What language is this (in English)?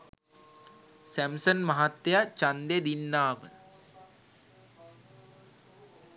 Sinhala